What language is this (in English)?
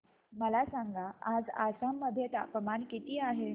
Marathi